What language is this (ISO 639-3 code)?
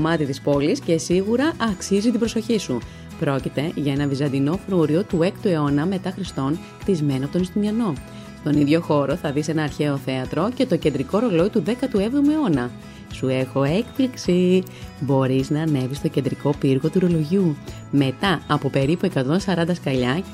ell